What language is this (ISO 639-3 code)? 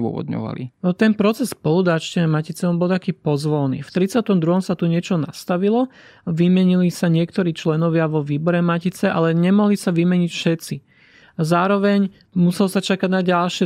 slk